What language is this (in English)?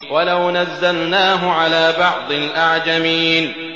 Arabic